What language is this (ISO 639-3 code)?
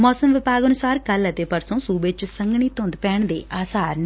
pan